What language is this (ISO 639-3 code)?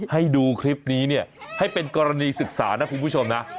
tha